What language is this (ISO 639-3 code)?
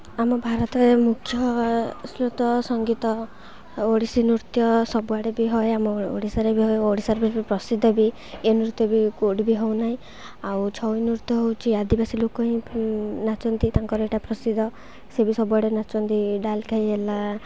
ori